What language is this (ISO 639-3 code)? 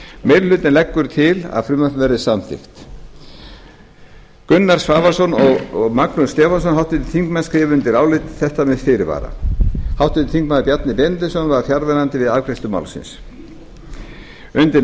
isl